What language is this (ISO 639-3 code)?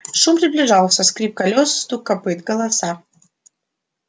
rus